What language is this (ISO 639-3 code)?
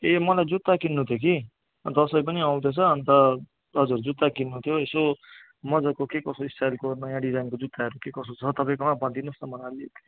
nep